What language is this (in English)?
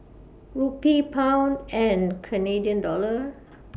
English